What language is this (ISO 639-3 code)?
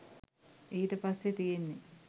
sin